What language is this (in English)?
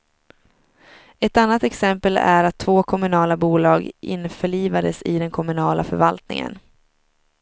Swedish